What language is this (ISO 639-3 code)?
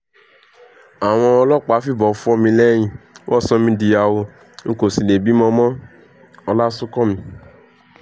yor